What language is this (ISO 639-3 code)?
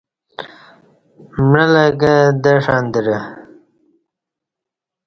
bsh